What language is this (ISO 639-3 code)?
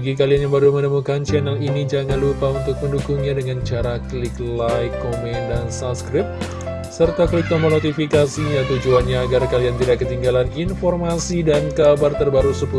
ind